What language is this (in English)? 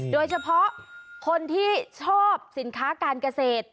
Thai